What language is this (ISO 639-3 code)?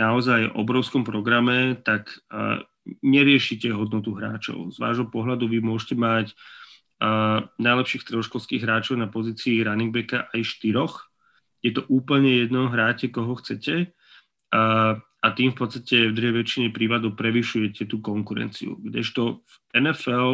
slk